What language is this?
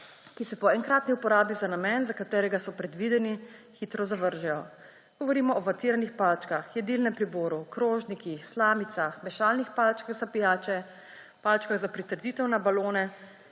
Slovenian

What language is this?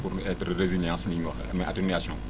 Wolof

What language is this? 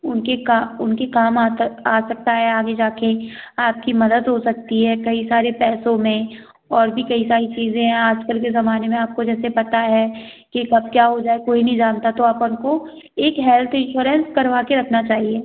Hindi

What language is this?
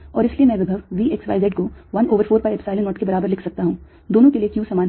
Hindi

